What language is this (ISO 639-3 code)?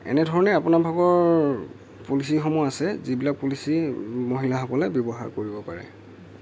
asm